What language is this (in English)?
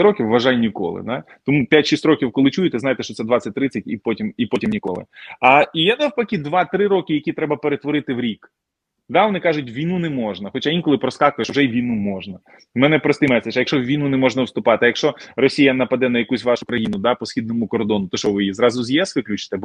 Ukrainian